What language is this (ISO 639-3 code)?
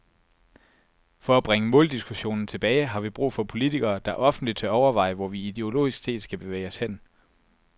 dan